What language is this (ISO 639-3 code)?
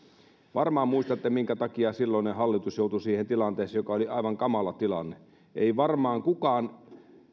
fin